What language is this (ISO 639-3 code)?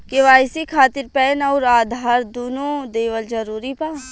bho